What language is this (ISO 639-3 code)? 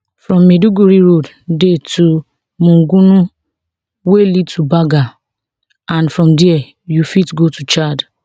pcm